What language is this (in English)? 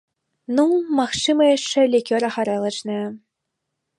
Belarusian